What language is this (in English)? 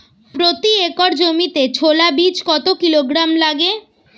Bangla